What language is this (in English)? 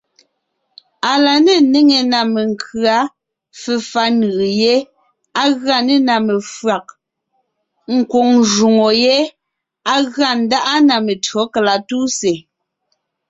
Ngiemboon